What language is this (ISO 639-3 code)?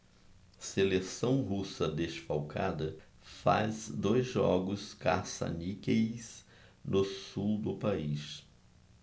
por